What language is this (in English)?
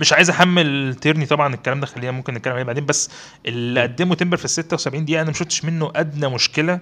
Arabic